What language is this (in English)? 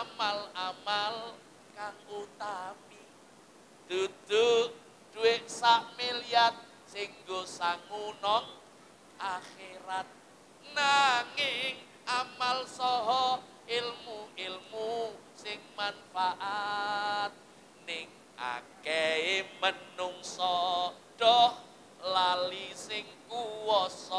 Indonesian